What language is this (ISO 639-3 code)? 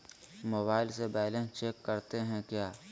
mag